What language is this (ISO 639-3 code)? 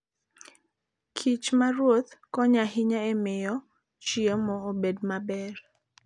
luo